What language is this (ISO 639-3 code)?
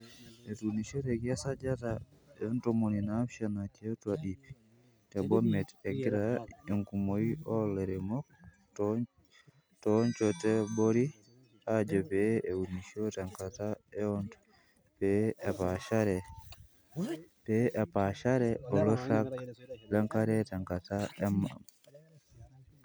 mas